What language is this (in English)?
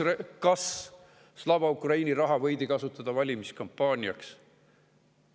Estonian